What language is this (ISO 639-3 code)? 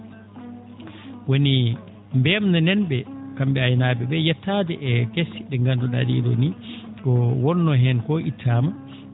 ful